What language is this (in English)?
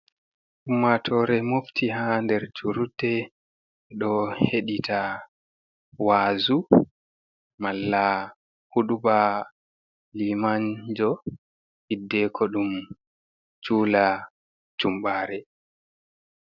Fula